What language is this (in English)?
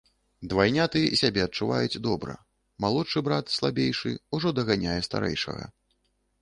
Belarusian